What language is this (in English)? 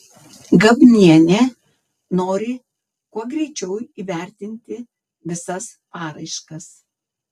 Lithuanian